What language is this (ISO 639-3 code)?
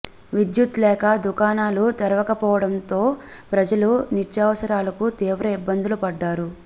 tel